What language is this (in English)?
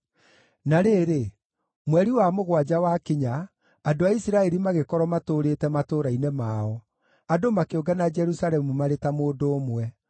Kikuyu